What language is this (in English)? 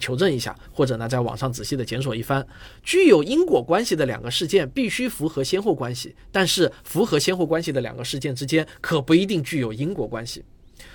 Chinese